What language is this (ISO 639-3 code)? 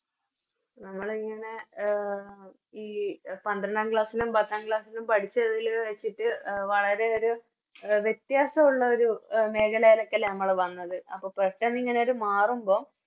mal